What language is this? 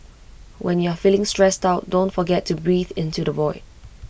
English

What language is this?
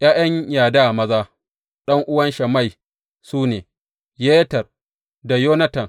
Hausa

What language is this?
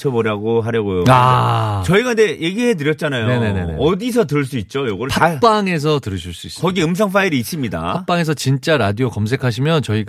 Korean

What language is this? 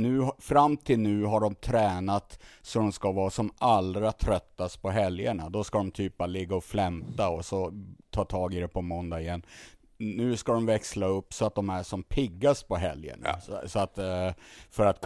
Swedish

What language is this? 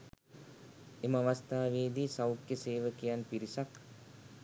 Sinhala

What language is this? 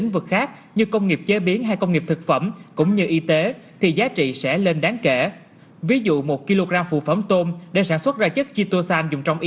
Vietnamese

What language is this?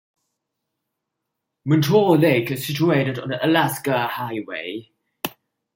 English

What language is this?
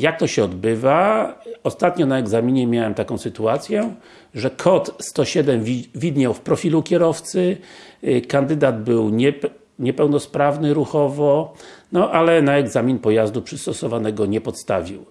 Polish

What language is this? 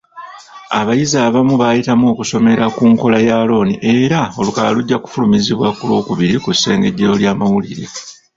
Ganda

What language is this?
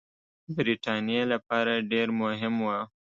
Pashto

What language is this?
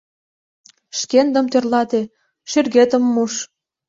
Mari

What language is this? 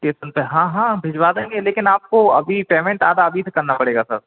Hindi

